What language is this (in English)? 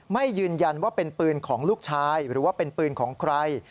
Thai